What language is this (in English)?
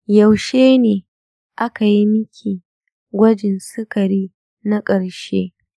Hausa